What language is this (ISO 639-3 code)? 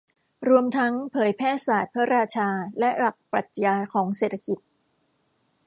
tha